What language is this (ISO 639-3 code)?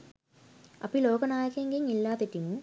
sin